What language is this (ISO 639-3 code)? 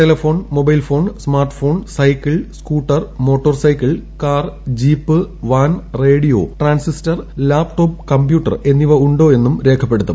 mal